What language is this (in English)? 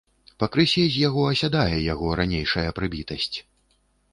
Belarusian